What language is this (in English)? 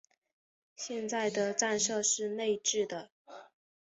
Chinese